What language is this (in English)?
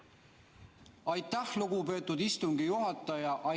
Estonian